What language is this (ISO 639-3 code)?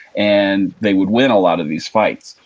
eng